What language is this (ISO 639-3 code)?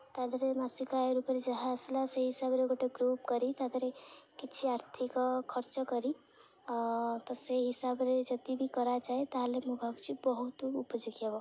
ori